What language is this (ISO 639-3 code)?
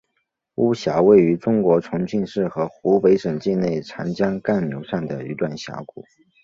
zho